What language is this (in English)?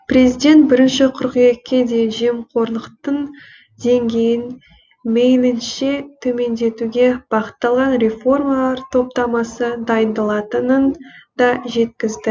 Kazakh